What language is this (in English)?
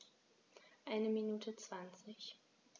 German